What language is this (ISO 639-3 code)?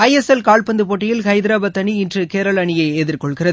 tam